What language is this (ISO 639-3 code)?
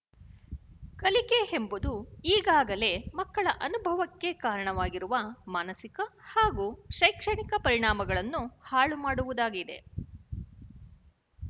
kan